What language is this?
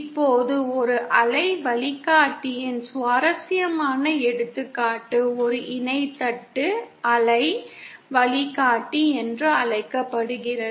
Tamil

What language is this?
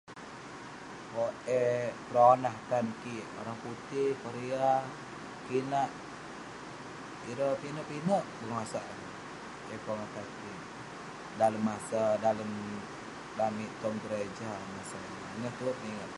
Western Penan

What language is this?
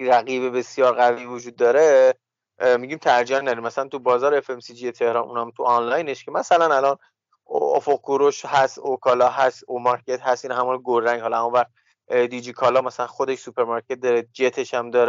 Persian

